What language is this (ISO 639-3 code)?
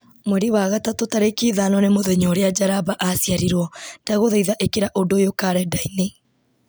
kik